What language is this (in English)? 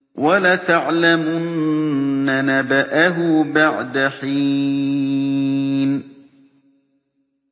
Arabic